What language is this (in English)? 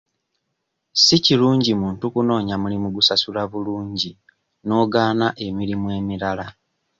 Ganda